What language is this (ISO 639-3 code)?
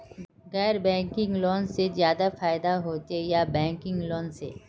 mag